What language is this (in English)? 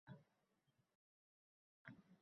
Uzbek